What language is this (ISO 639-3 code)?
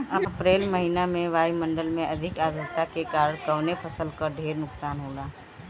bho